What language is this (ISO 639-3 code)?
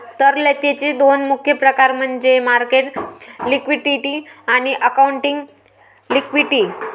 mar